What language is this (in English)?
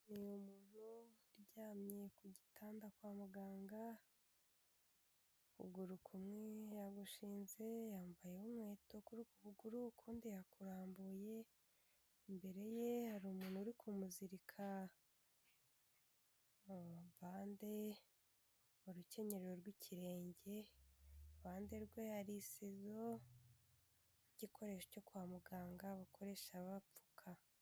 Kinyarwanda